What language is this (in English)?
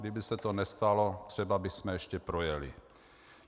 Czech